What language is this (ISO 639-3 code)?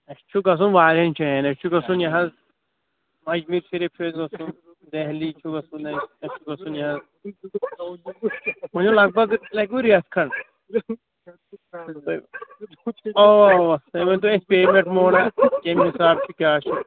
kas